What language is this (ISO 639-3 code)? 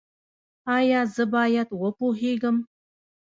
pus